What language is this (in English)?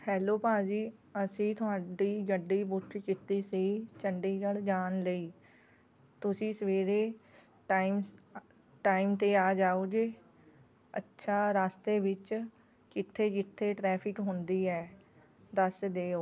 Punjabi